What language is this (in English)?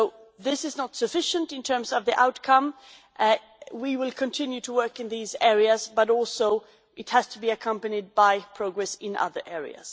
English